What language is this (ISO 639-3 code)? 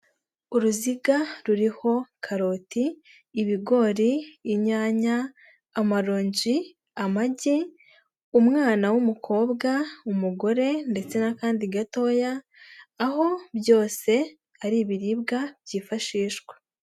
kin